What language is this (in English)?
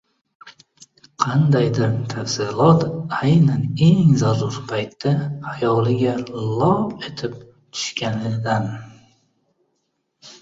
Uzbek